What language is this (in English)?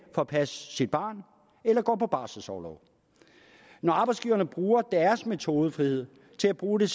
Danish